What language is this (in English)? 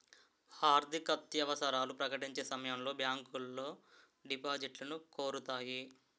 Telugu